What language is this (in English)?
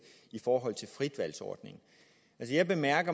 Danish